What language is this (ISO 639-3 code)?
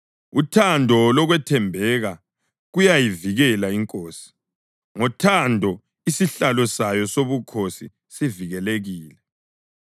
nde